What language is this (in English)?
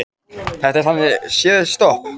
Icelandic